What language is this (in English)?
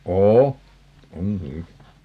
Finnish